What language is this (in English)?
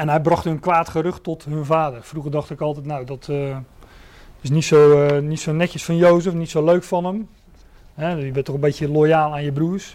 Dutch